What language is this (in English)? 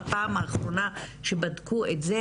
Hebrew